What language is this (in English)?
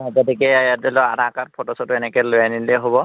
Assamese